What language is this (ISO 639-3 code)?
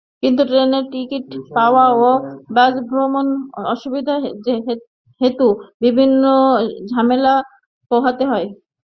ben